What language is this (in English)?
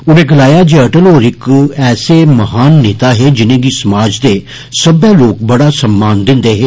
Dogri